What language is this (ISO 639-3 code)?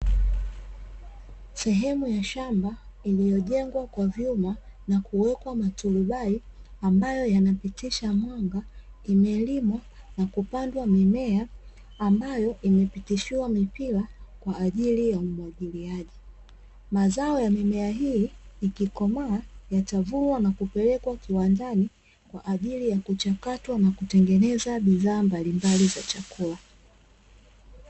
swa